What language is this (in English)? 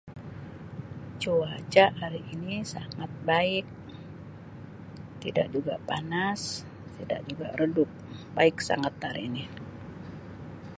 Sabah Malay